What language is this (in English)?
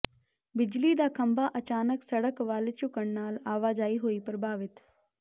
Punjabi